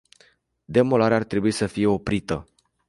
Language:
Romanian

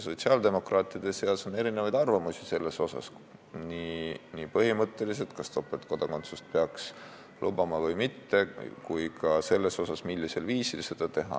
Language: Estonian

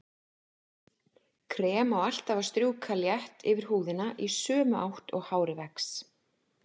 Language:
Icelandic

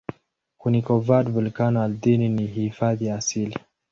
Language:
Swahili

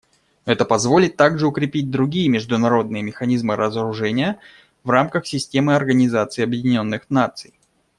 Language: Russian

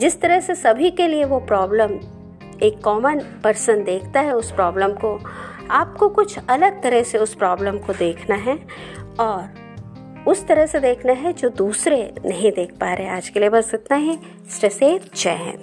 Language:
Hindi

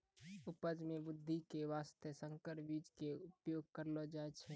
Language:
Maithili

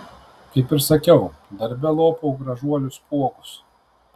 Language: Lithuanian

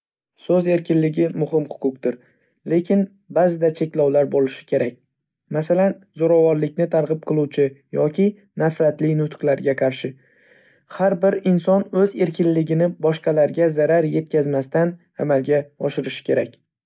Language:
Uzbek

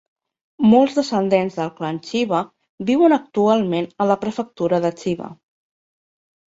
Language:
Catalan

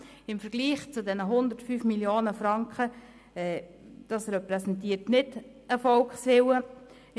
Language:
Swiss German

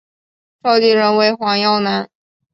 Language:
Chinese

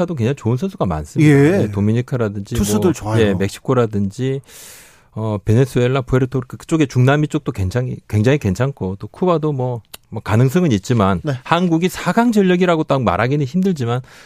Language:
Korean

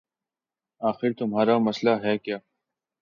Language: Urdu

